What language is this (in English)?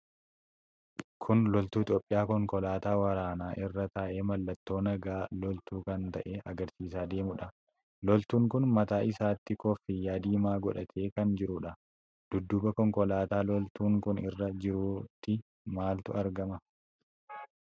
Oromo